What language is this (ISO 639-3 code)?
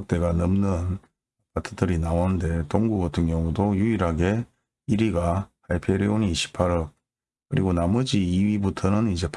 kor